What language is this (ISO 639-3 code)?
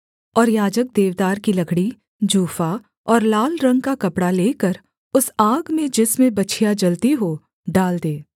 hin